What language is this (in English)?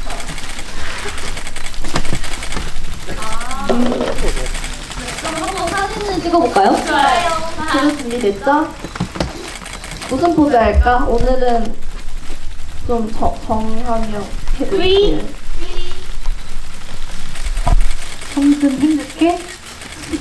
Korean